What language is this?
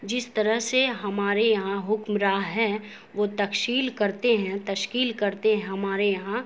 Urdu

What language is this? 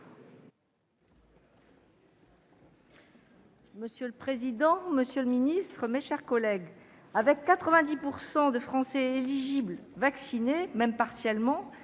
French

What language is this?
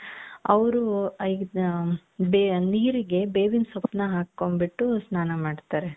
Kannada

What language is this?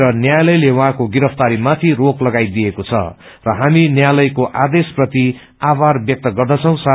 Nepali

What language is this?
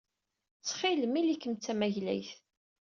Kabyle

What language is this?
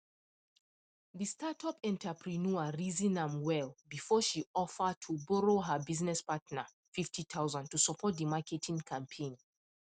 Nigerian Pidgin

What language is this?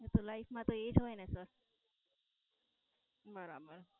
Gujarati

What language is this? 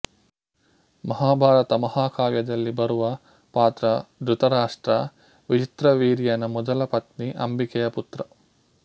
Kannada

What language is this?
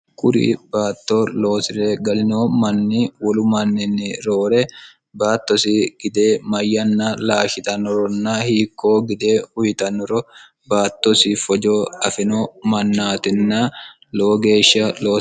Sidamo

